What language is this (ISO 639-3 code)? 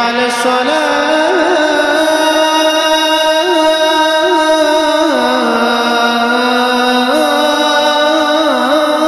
ara